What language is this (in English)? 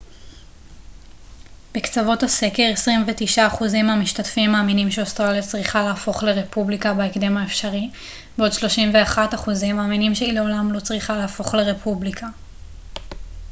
Hebrew